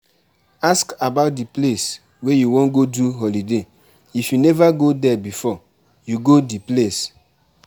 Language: Nigerian Pidgin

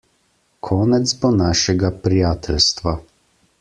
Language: Slovenian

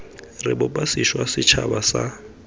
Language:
Tswana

